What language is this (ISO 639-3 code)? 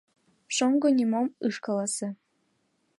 chm